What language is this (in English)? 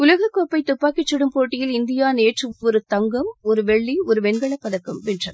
Tamil